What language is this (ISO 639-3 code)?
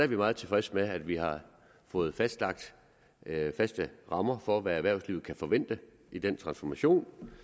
dan